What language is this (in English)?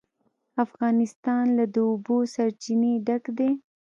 Pashto